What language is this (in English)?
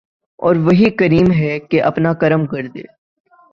Urdu